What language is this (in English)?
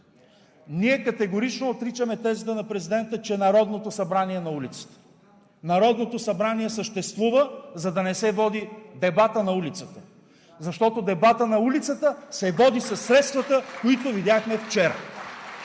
Bulgarian